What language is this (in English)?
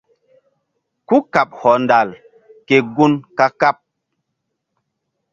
Mbum